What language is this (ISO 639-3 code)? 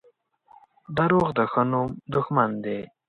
pus